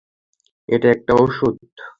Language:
Bangla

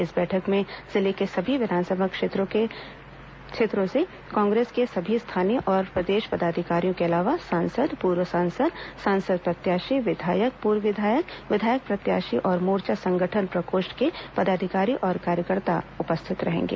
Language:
Hindi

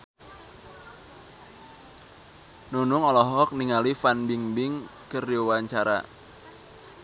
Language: Sundanese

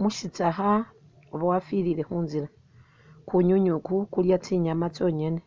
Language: Masaaba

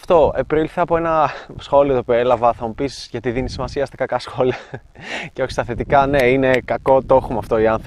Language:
Greek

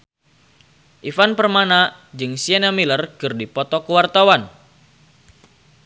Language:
Sundanese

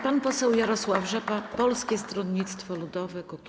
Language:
Polish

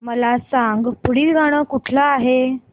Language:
Marathi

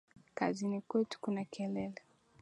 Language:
Swahili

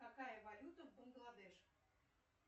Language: Russian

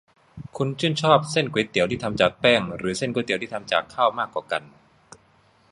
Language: Thai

